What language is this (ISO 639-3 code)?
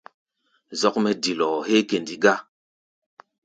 gba